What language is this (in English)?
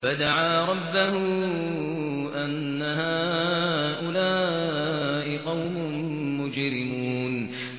Arabic